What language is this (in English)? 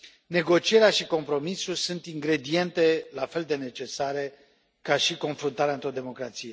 Romanian